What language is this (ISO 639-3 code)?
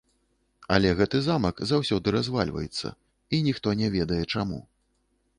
bel